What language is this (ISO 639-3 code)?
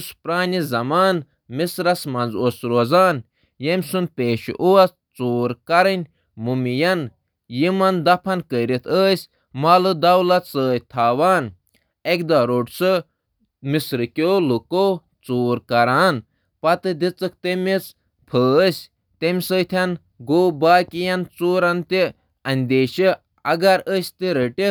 kas